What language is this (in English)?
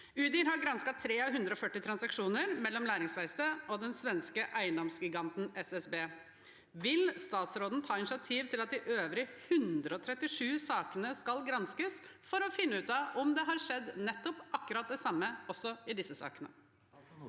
Norwegian